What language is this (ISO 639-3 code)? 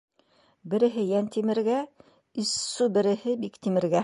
bak